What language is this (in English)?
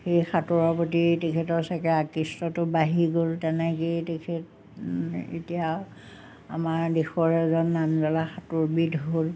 Assamese